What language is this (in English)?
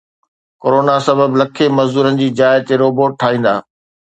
Sindhi